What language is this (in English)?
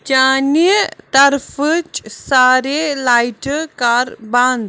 Kashmiri